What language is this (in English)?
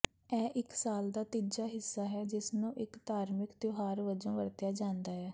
Punjabi